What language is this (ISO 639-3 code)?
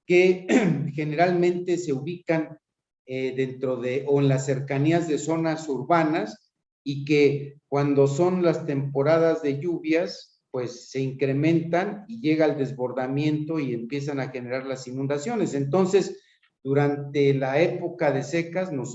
spa